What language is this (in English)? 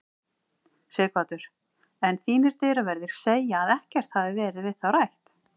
Icelandic